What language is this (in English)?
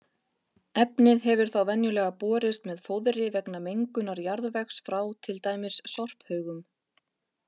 Icelandic